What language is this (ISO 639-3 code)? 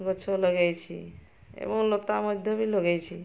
ori